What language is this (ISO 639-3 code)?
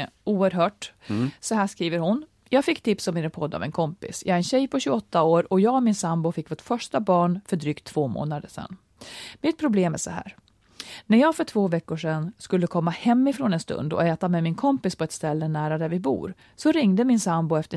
swe